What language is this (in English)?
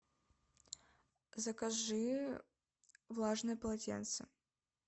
Russian